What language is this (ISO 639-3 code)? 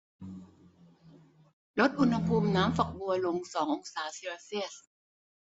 tha